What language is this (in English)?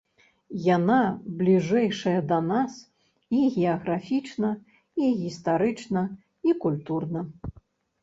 Belarusian